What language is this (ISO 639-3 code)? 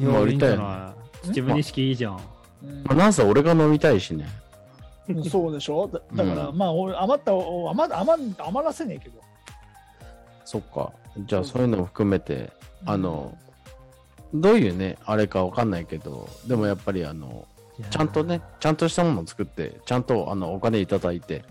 jpn